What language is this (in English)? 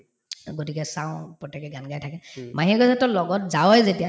Assamese